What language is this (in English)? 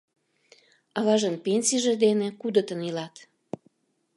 Mari